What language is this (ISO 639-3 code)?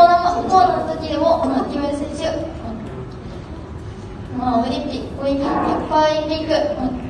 jpn